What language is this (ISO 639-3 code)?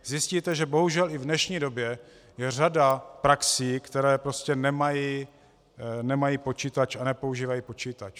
ces